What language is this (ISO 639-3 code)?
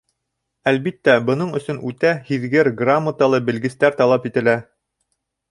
bak